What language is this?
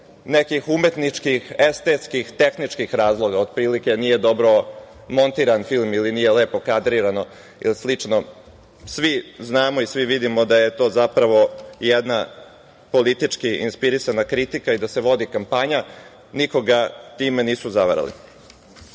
Serbian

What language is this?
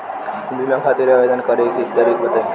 Bhojpuri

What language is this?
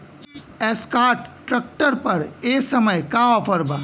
Bhojpuri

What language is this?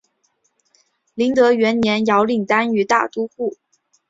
Chinese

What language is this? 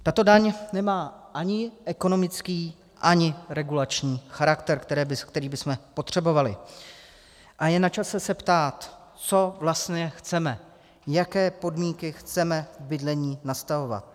Czech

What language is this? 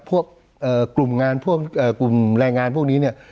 Thai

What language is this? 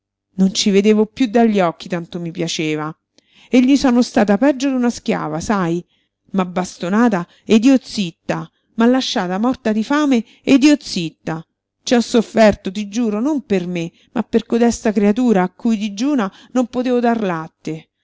Italian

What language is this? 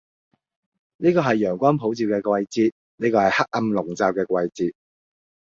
Cantonese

